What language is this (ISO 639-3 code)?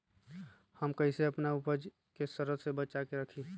mag